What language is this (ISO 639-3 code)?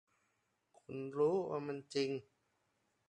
tha